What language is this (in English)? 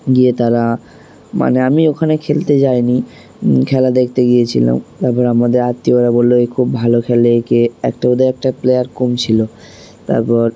Bangla